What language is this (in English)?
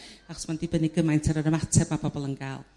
Welsh